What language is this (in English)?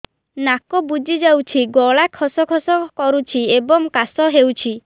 Odia